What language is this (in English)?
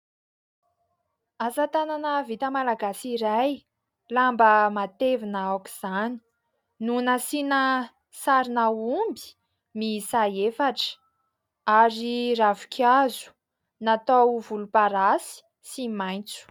Malagasy